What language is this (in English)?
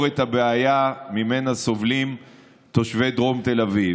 Hebrew